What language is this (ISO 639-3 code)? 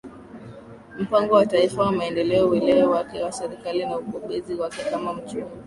swa